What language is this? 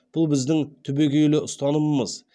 Kazakh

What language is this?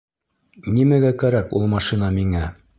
Bashkir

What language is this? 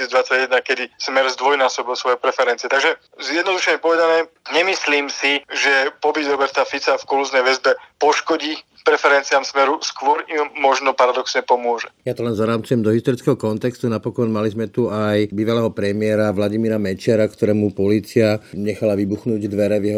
Slovak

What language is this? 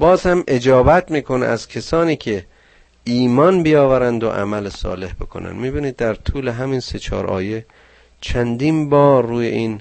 Persian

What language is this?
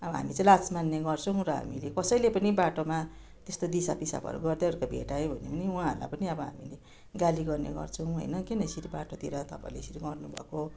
Nepali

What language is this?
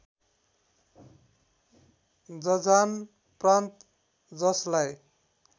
Nepali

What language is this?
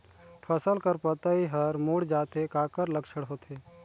Chhattisgarhi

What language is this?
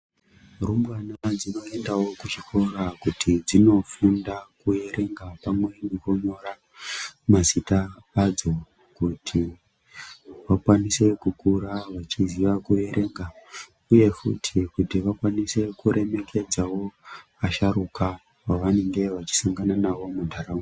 Ndau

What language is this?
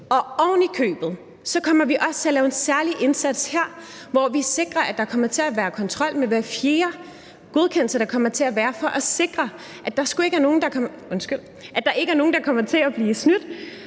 Danish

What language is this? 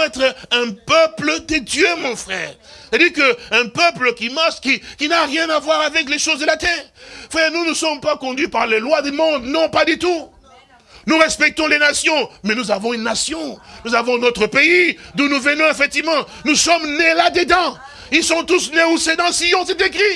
French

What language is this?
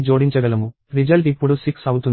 Telugu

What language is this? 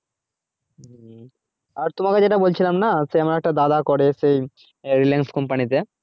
Bangla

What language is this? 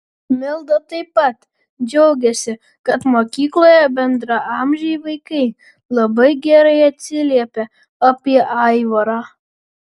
Lithuanian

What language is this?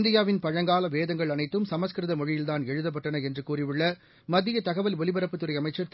Tamil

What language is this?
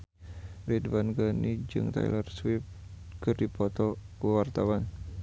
Sundanese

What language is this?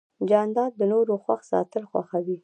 Pashto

